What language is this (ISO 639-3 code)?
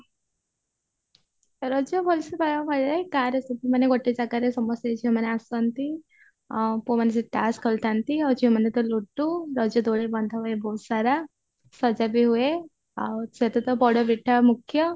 ori